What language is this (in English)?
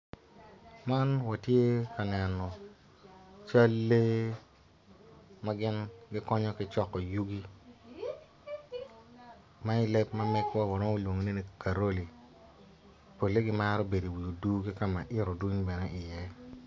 Acoli